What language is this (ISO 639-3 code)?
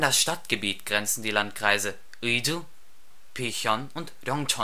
deu